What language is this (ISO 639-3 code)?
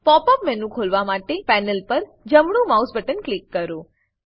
guj